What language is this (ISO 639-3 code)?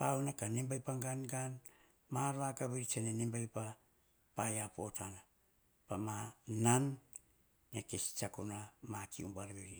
hah